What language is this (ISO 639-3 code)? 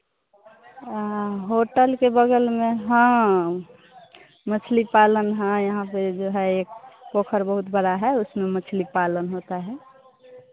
hin